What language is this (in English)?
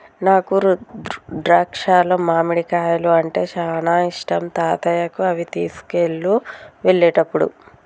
Telugu